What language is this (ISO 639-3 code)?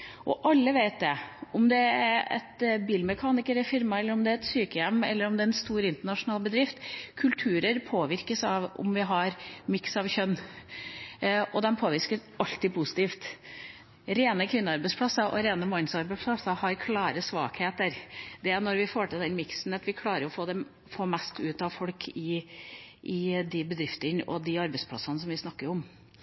nob